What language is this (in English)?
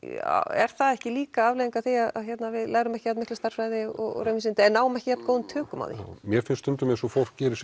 Icelandic